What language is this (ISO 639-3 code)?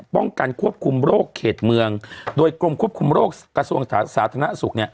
tha